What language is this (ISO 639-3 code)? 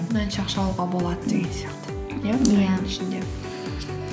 kaz